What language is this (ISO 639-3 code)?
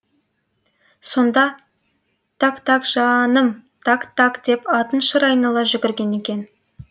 kaz